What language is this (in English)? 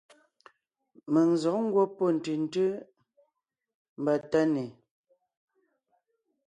Ngiemboon